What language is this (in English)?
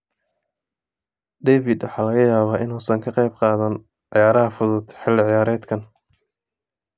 Somali